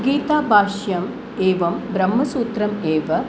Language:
Sanskrit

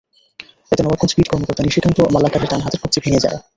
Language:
Bangla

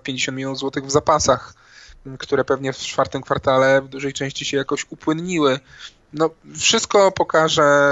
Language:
Polish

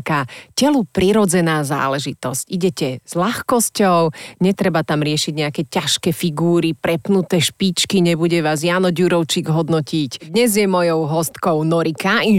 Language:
Slovak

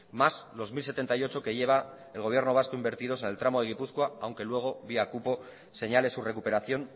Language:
Spanish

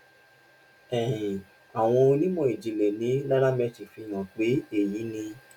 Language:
Yoruba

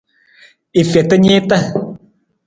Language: Nawdm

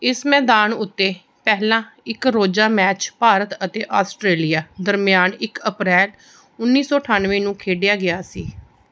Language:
Punjabi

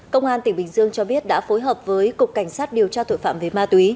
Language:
Vietnamese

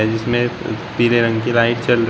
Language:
Hindi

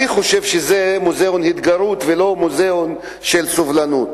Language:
Hebrew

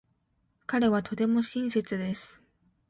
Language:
Japanese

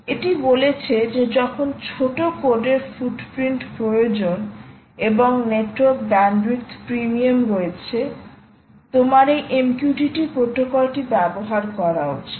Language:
Bangla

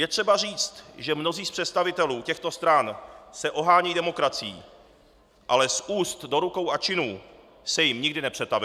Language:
Czech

